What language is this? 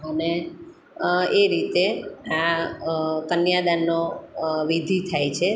Gujarati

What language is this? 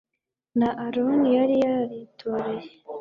Kinyarwanda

